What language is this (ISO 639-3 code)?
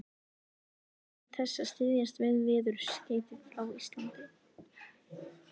isl